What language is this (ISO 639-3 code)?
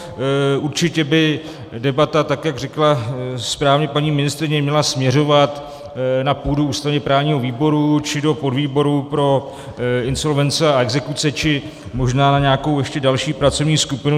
ces